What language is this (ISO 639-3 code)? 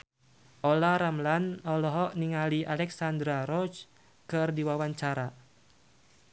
sun